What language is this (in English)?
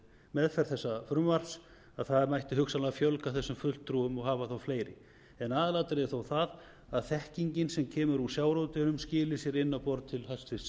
Icelandic